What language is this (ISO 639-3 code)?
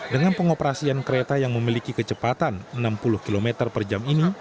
ind